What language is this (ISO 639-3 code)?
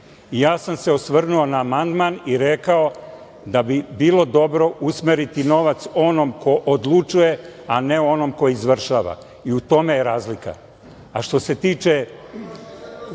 srp